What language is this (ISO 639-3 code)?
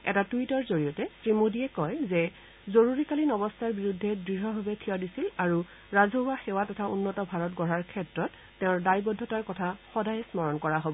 asm